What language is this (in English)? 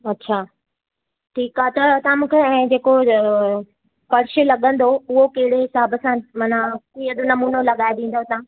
Sindhi